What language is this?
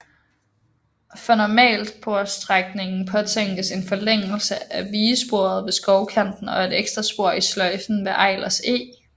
Danish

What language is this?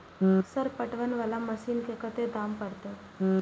Maithili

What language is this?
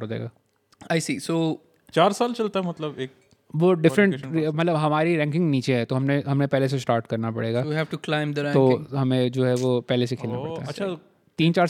Urdu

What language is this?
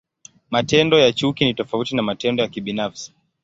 Swahili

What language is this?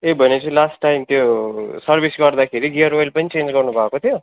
Nepali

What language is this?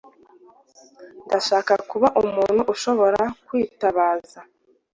Kinyarwanda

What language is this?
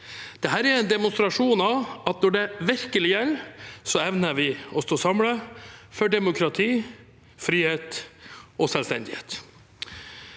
Norwegian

